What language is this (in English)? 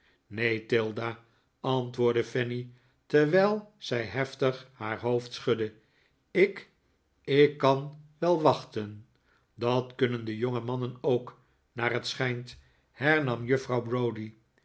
Dutch